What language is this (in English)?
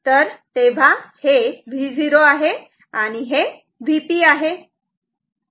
Marathi